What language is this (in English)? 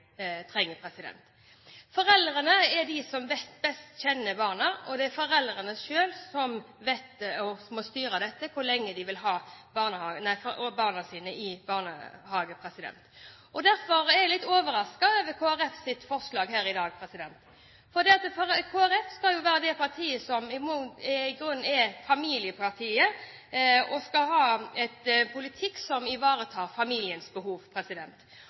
Norwegian Bokmål